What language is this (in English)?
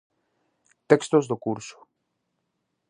Galician